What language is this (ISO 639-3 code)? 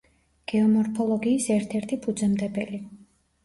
kat